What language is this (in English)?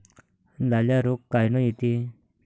Marathi